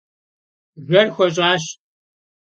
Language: Kabardian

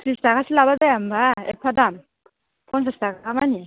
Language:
Bodo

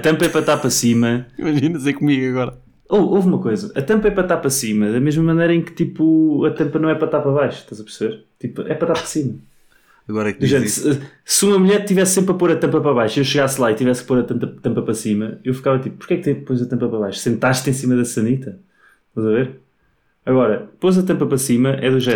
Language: Portuguese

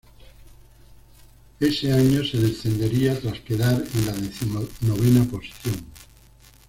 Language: Spanish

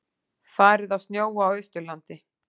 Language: Icelandic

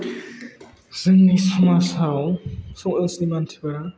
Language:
Bodo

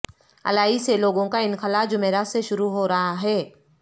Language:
Urdu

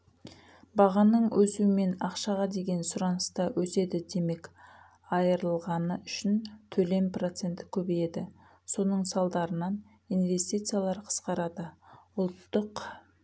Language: Kazakh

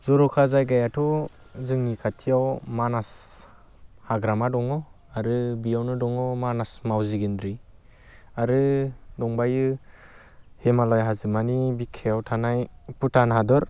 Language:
Bodo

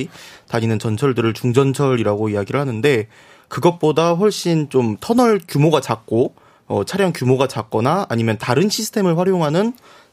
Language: Korean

